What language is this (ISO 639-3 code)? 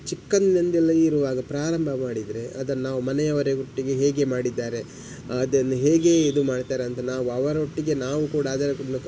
kan